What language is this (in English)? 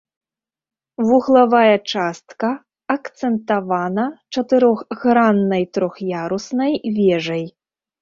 Belarusian